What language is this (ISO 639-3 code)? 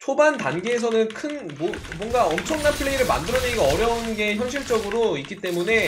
kor